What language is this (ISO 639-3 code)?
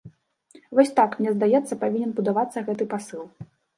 bel